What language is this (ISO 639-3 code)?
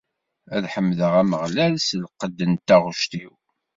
kab